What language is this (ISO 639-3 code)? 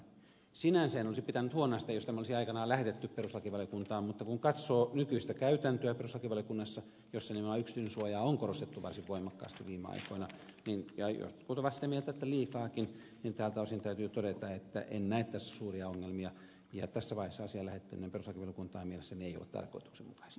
fin